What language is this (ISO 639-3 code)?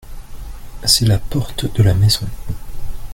fra